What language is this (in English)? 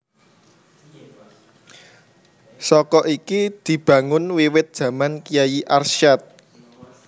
Javanese